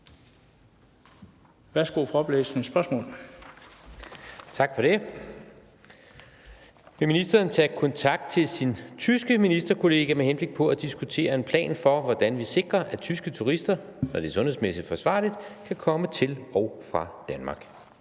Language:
Danish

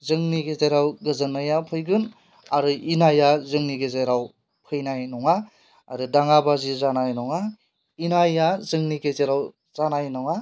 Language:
Bodo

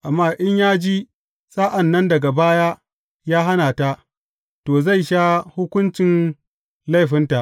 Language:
Hausa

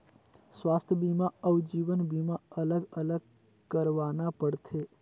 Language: Chhattisgarhi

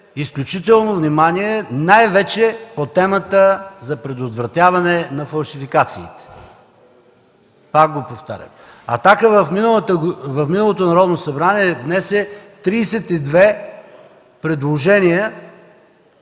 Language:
Bulgarian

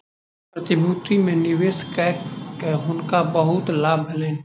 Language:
Maithili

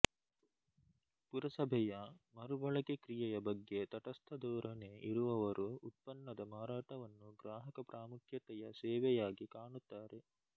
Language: Kannada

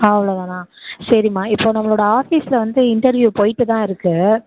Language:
Tamil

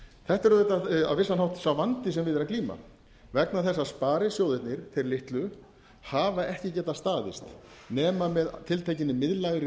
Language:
Icelandic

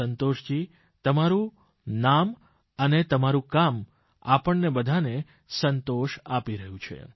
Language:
Gujarati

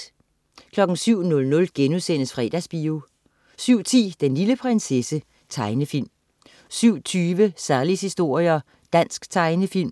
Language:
Danish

